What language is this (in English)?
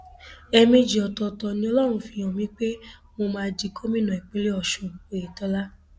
Yoruba